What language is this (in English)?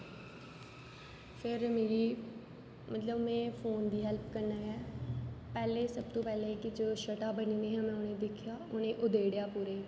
Dogri